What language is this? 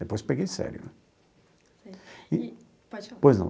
Portuguese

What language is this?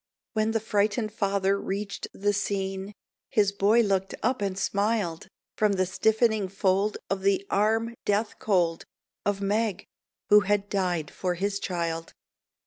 English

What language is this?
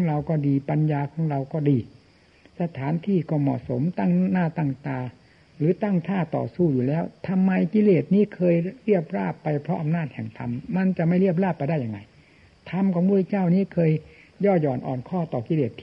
Thai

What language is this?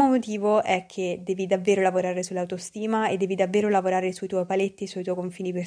Italian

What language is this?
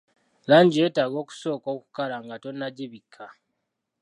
Ganda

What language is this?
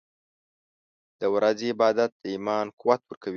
Pashto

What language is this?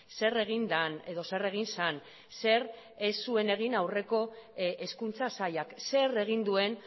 Basque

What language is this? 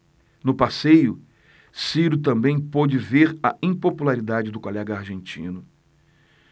Portuguese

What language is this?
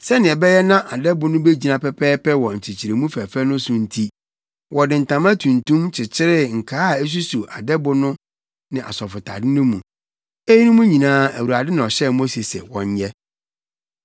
Akan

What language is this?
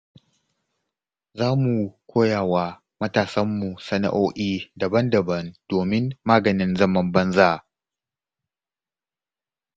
Hausa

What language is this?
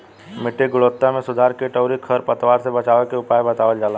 Bhojpuri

